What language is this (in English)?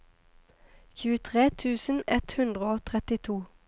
Norwegian